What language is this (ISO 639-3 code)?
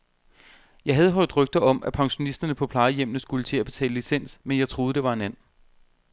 dan